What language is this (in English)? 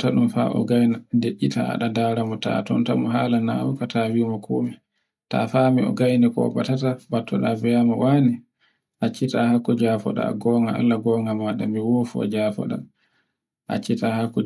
Borgu Fulfulde